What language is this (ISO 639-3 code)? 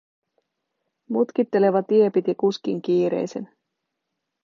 fin